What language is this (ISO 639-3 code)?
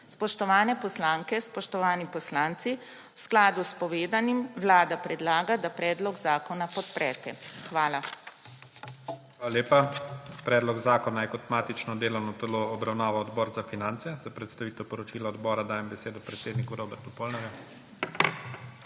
slv